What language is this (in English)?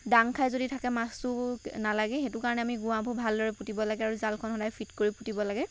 Assamese